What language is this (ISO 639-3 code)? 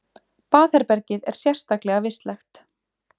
isl